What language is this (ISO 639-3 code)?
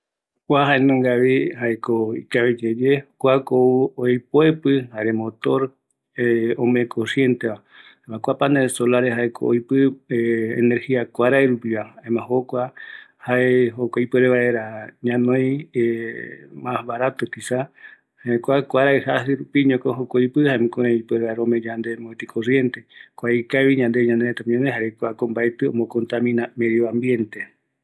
gui